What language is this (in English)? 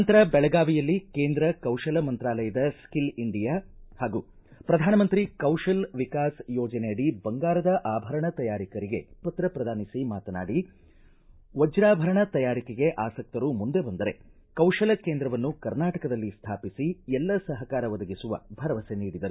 Kannada